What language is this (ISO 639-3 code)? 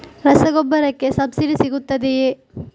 kan